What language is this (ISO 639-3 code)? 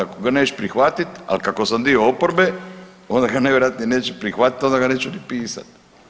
hrv